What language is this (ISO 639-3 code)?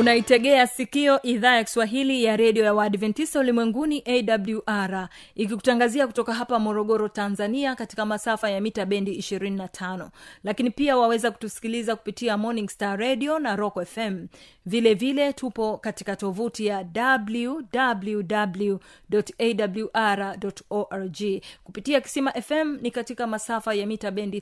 swa